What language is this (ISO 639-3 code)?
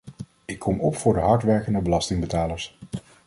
nld